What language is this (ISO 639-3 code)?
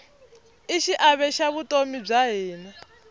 tso